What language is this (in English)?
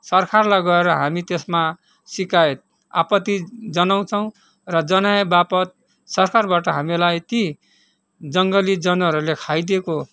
Nepali